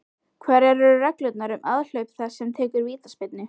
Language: Icelandic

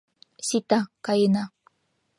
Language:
Mari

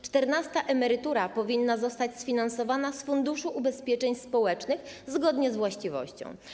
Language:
Polish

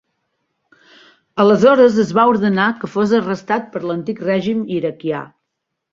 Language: Catalan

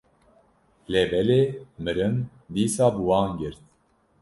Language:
Kurdish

